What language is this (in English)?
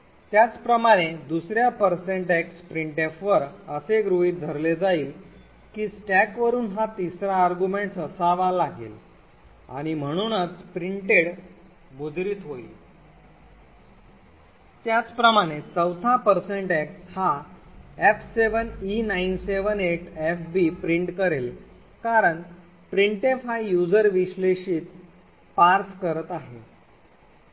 Marathi